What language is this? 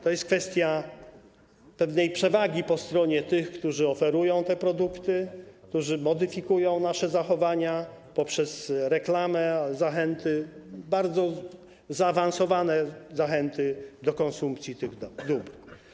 Polish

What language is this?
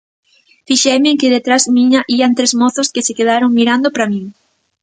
Galician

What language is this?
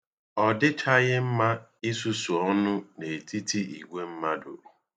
Igbo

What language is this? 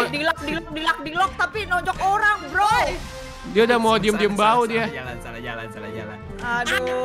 Indonesian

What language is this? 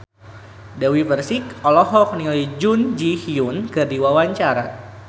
Sundanese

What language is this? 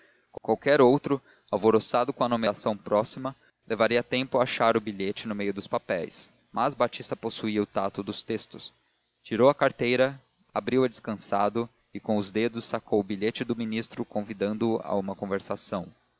Portuguese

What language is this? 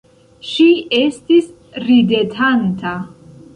Esperanto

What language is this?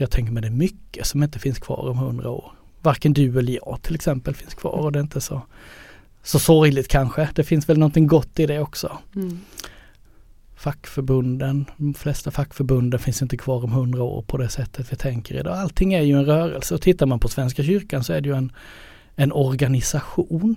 Swedish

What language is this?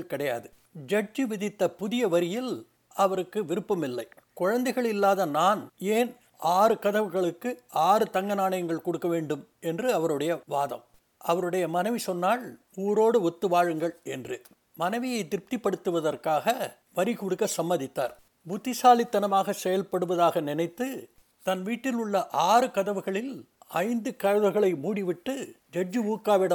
Tamil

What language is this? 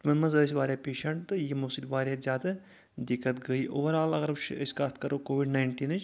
Kashmiri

